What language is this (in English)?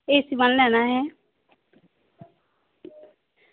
Dogri